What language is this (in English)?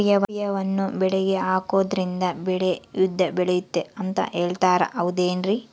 Kannada